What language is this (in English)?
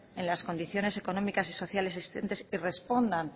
Spanish